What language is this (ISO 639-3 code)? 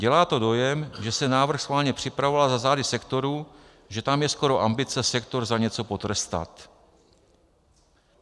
ces